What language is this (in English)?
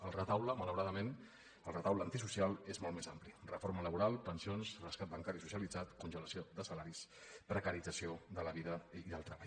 Catalan